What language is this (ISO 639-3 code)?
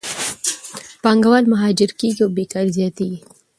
pus